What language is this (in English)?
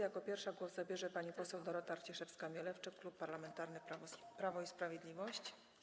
Polish